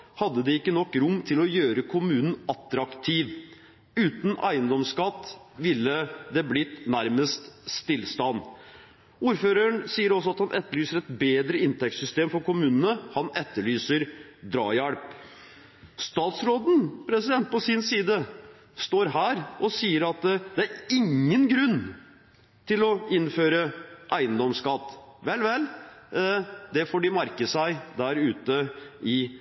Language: Norwegian Bokmål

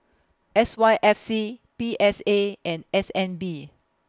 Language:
English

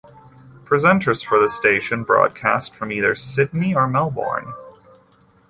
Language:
English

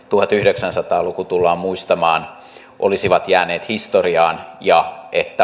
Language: Finnish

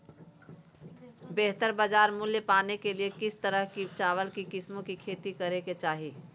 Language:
Magahi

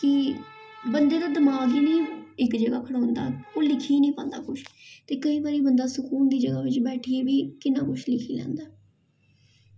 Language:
Dogri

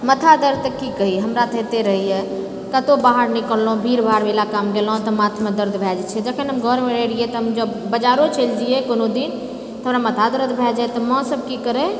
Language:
Maithili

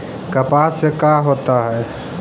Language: Magahi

